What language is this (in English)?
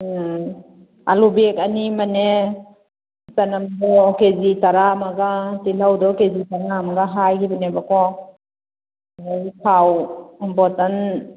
Manipuri